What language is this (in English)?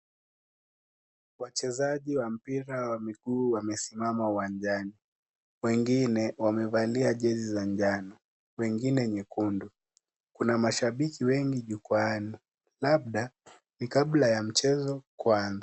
Swahili